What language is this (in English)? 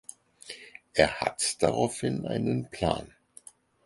German